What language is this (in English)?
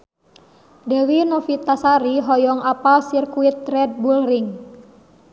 Sundanese